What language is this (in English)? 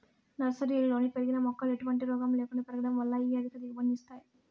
Telugu